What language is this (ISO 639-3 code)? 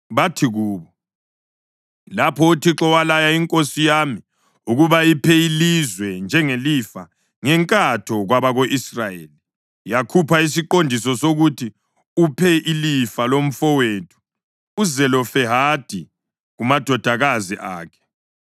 nde